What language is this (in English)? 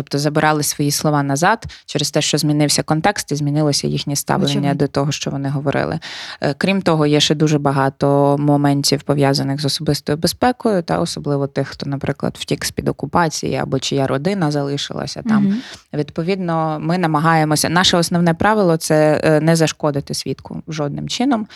Ukrainian